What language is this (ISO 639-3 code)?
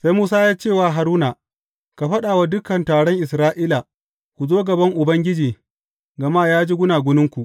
hau